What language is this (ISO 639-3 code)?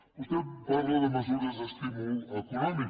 cat